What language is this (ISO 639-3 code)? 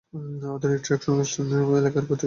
ben